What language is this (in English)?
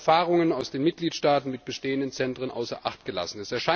German